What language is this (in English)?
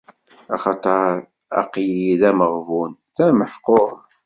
Kabyle